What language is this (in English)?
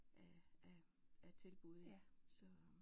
Danish